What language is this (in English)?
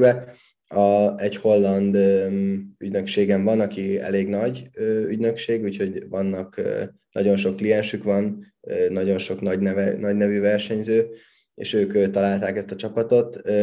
Hungarian